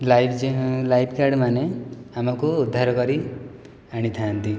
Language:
Odia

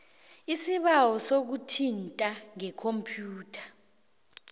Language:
South Ndebele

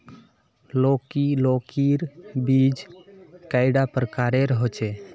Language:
Magahi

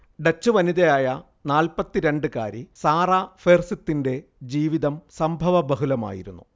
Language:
Malayalam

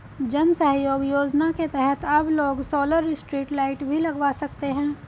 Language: Hindi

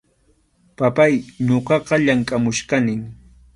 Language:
Arequipa-La Unión Quechua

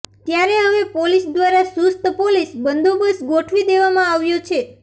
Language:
Gujarati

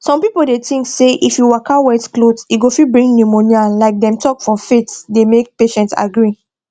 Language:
Nigerian Pidgin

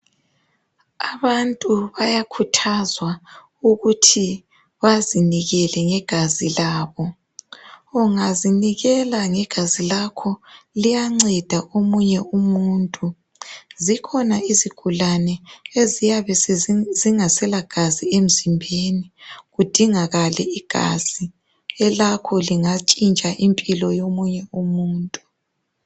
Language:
North Ndebele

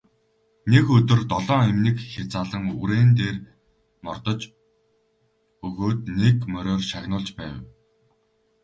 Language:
Mongolian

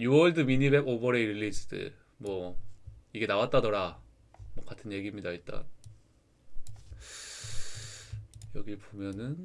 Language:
Korean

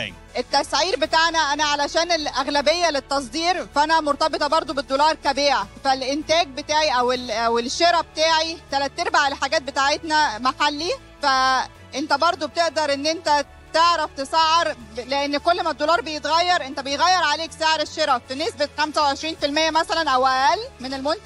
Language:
Arabic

